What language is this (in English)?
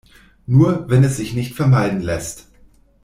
German